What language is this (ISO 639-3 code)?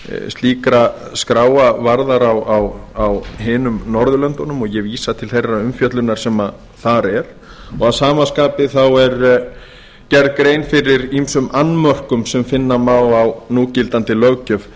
isl